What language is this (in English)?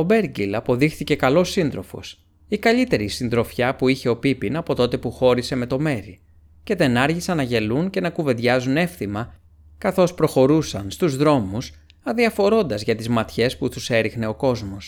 Greek